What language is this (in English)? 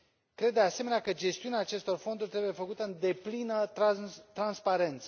Romanian